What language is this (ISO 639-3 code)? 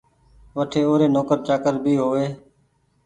gig